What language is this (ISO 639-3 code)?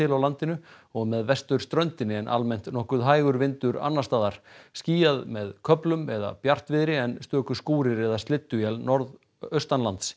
isl